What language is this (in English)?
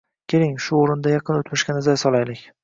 Uzbek